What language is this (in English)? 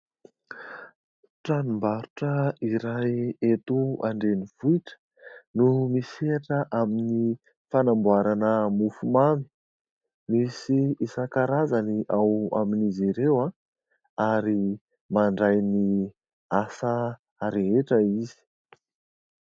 Malagasy